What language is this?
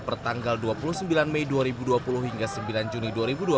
Indonesian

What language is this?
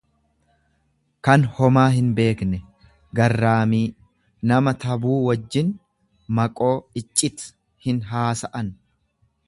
Oromo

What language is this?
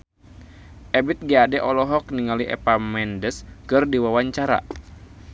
Sundanese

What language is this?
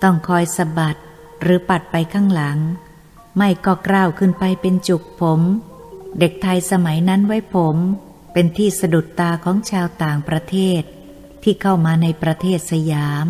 Thai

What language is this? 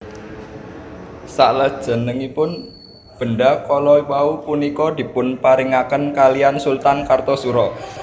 Javanese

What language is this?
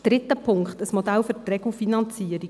Swiss German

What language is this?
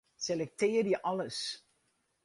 Western Frisian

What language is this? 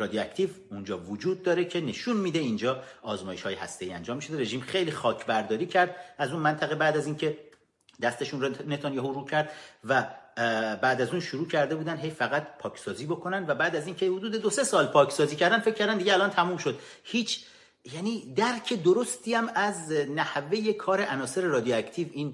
Persian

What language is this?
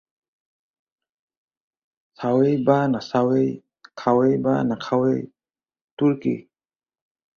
Assamese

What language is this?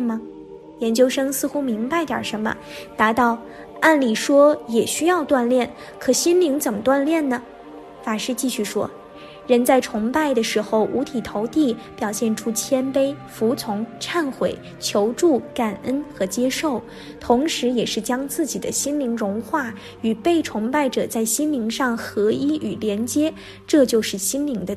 Chinese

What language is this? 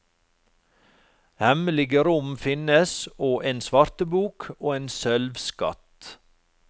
Norwegian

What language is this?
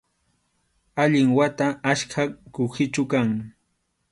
Arequipa-La Unión Quechua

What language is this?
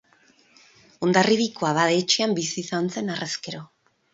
Basque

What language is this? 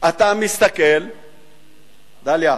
Hebrew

